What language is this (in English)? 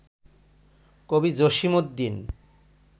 Bangla